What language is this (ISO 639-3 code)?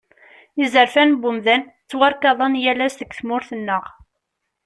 kab